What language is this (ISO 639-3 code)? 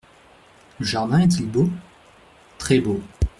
fra